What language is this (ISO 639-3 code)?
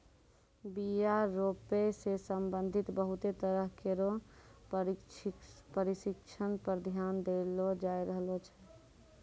mai